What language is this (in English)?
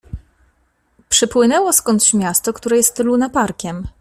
Polish